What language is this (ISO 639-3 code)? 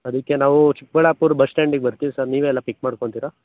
kan